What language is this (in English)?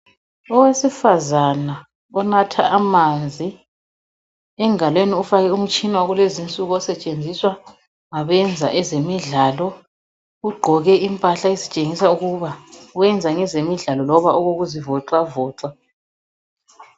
North Ndebele